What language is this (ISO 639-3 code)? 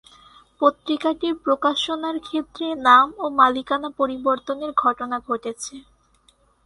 ben